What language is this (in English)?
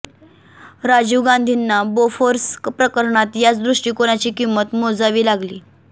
Marathi